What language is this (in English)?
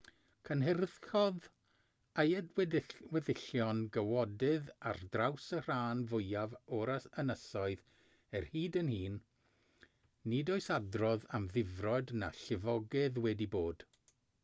Welsh